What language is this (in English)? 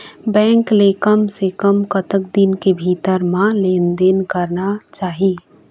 Chhattisgarhi